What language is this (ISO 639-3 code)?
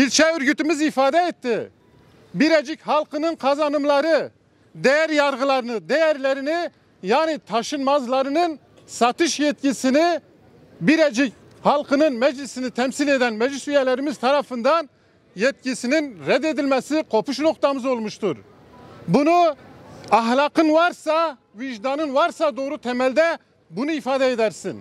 tur